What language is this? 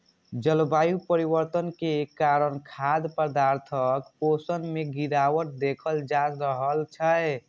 Maithili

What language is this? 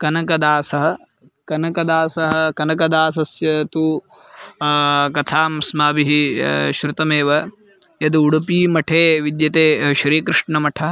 Sanskrit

